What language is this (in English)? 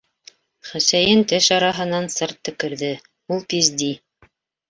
Bashkir